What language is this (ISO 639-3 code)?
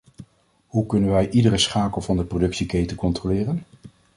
nld